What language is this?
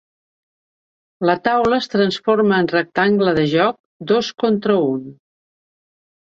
Catalan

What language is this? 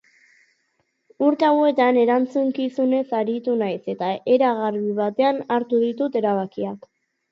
Basque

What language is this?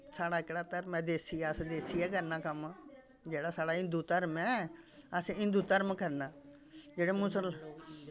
Dogri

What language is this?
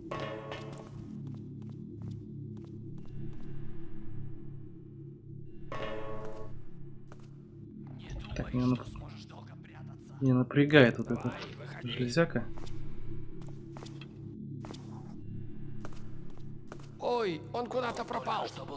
Russian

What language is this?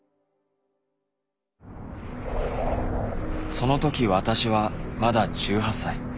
Japanese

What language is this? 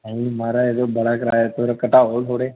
Dogri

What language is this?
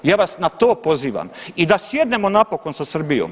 Croatian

